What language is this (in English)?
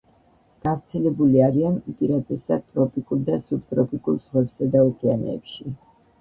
Georgian